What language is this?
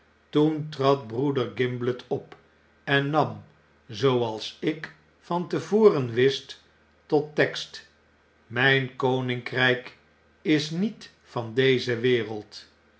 Dutch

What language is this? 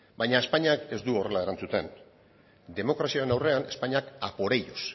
Basque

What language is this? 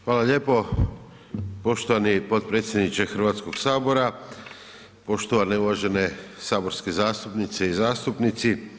Croatian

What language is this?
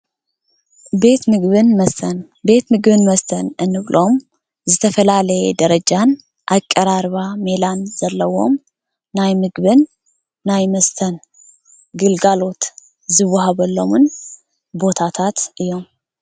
Tigrinya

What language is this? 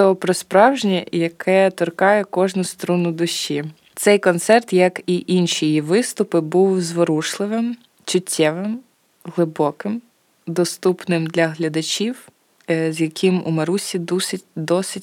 Ukrainian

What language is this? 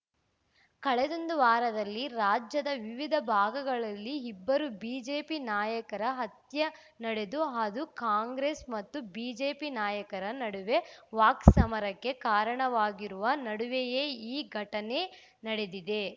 Kannada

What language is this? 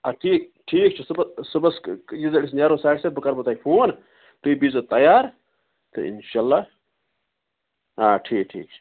Kashmiri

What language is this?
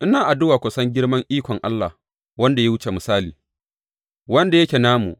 Hausa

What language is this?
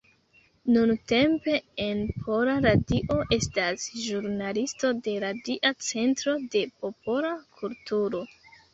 Esperanto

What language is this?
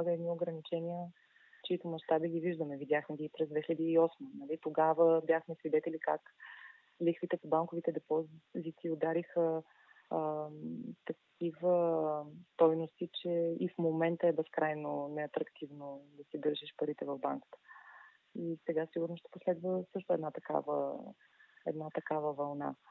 Bulgarian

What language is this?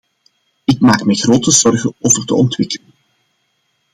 Dutch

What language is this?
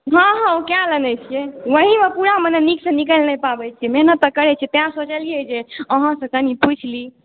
Maithili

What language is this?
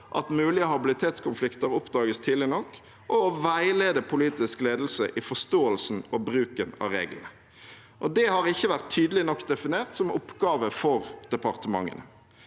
Norwegian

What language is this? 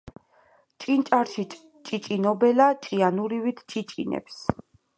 Georgian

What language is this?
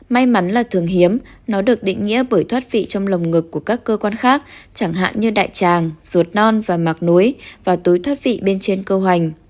Vietnamese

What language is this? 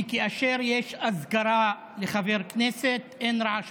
Hebrew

